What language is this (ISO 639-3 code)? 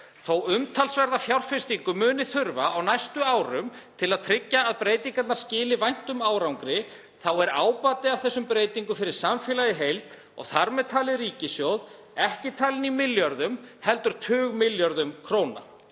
isl